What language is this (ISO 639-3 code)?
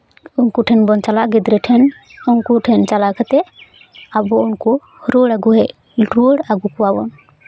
sat